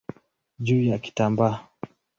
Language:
Swahili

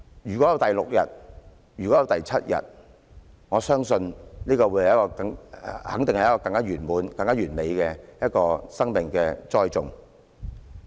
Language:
Cantonese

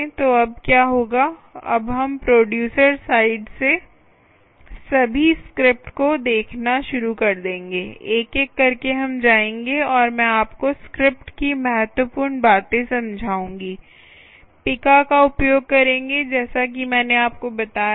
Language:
Hindi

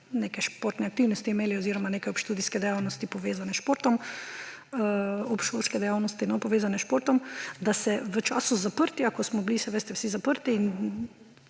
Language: Slovenian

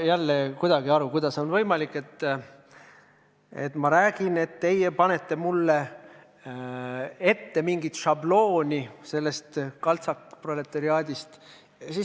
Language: Estonian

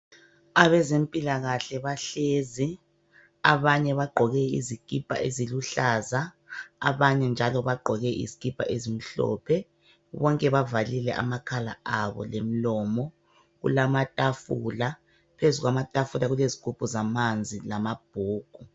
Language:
North Ndebele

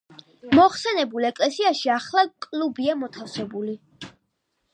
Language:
Georgian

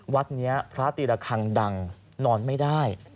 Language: Thai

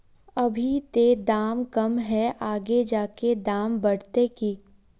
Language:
Magahi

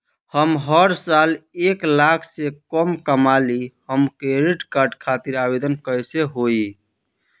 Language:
Bhojpuri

